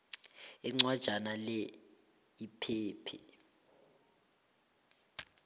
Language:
South Ndebele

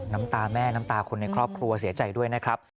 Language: Thai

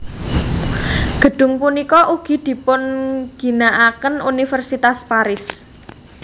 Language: Javanese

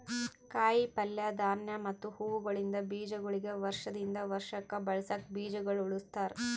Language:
Kannada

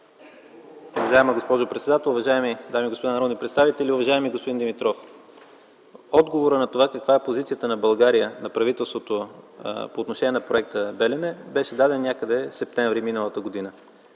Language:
Bulgarian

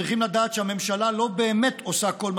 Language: Hebrew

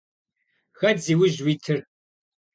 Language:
Kabardian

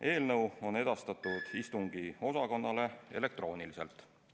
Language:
Estonian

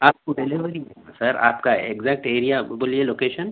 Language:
Urdu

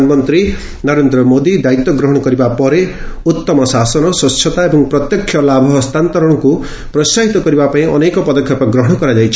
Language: Odia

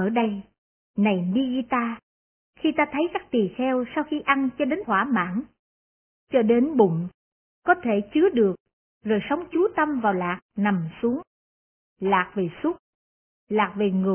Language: Vietnamese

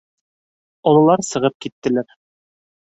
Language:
Bashkir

